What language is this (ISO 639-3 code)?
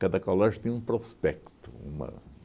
por